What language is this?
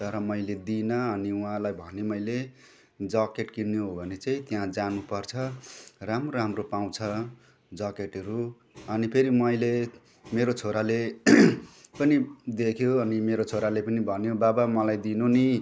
Nepali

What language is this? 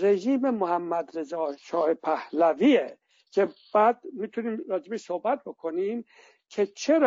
Persian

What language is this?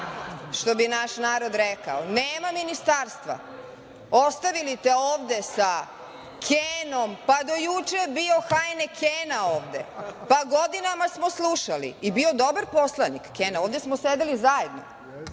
Serbian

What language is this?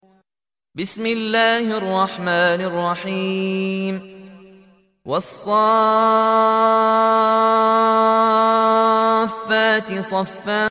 Arabic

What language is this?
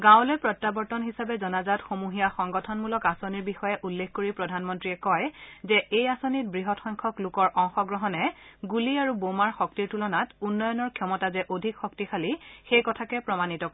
Assamese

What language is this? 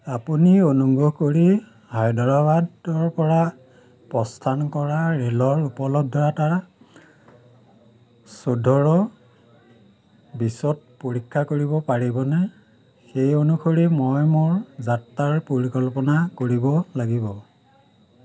Assamese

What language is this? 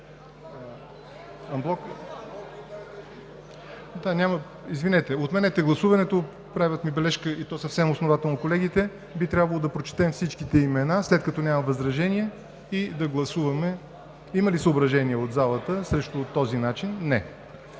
Bulgarian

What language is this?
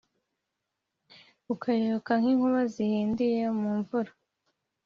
Kinyarwanda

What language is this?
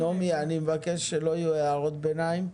Hebrew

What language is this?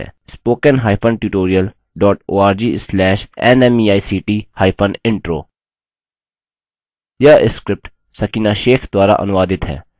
Hindi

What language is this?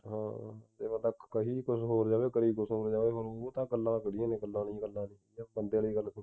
Punjabi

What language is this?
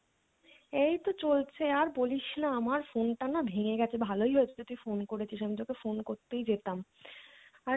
Bangla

